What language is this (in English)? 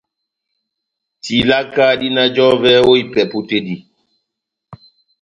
Batanga